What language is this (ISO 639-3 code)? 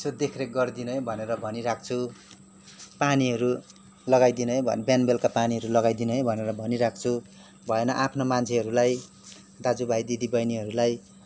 nep